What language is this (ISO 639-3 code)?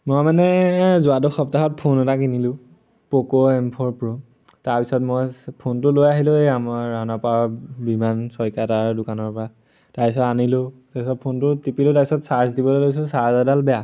asm